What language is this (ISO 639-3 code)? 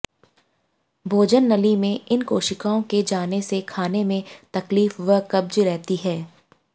hin